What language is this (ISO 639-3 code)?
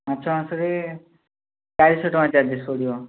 ori